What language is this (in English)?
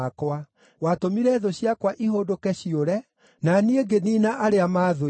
Kikuyu